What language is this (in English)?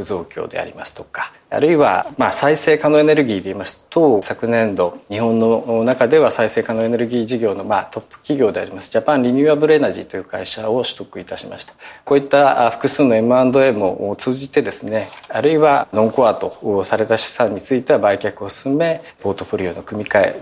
Japanese